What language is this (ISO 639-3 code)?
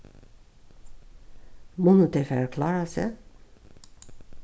fao